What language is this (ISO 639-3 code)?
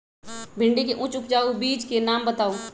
mag